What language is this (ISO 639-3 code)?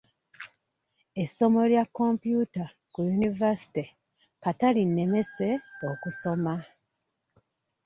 lug